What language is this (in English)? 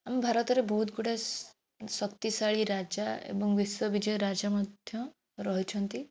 Odia